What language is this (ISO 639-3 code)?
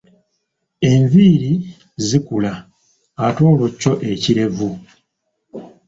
lug